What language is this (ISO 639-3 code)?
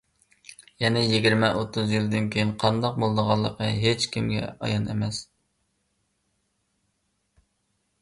uig